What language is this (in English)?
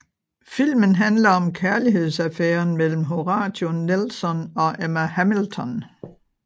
Danish